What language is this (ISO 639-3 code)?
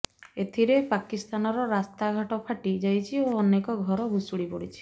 ori